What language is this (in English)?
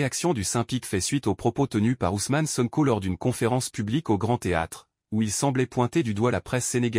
French